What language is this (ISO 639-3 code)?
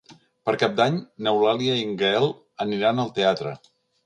cat